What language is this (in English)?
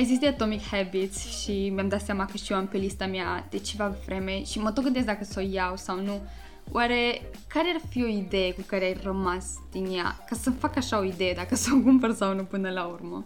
Romanian